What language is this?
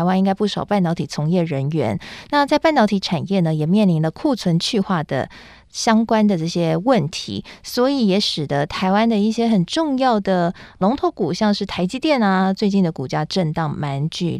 Chinese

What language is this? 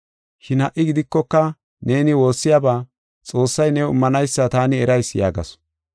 Gofa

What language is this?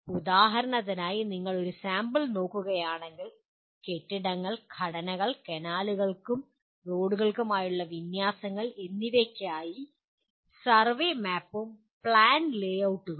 Malayalam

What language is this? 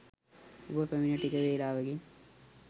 Sinhala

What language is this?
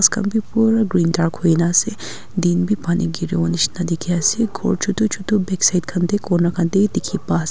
Naga Pidgin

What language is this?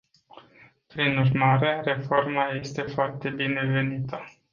Romanian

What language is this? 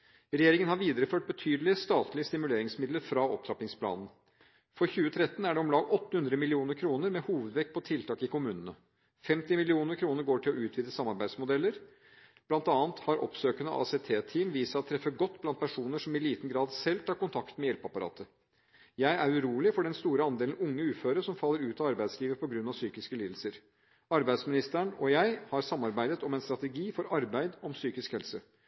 Norwegian Bokmål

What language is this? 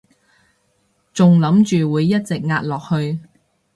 Cantonese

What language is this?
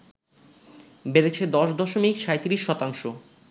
Bangla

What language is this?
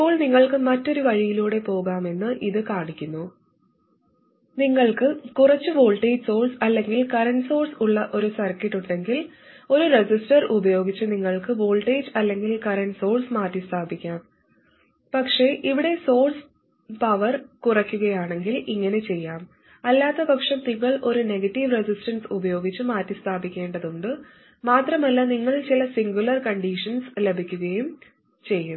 Malayalam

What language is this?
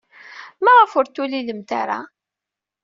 Kabyle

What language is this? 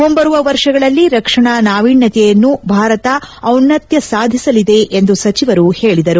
Kannada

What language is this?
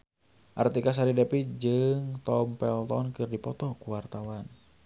Sundanese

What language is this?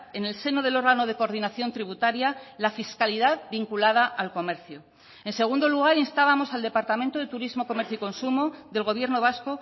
Spanish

